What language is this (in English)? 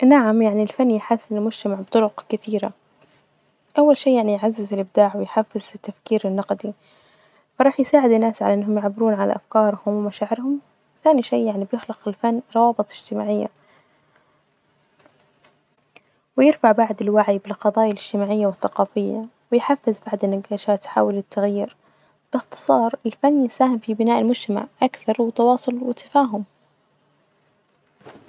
Najdi Arabic